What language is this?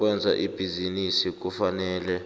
South Ndebele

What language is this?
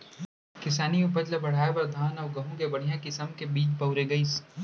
Chhattisgarhi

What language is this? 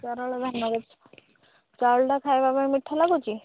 Odia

